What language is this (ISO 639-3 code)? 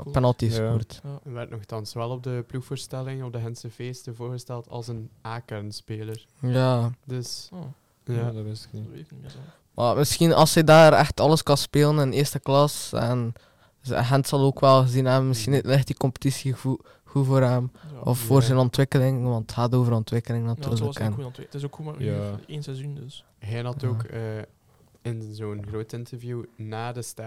nld